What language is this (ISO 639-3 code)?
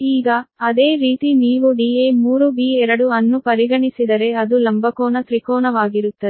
kan